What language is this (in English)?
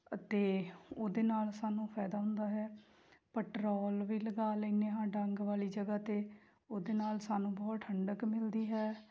Punjabi